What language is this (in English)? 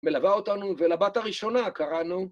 Hebrew